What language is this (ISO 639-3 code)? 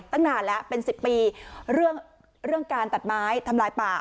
tha